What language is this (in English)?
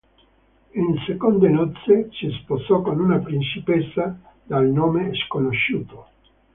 Italian